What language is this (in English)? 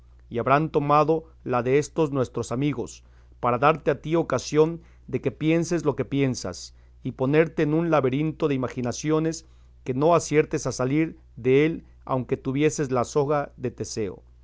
Spanish